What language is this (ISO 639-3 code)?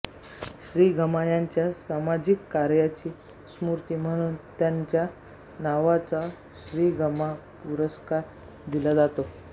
mar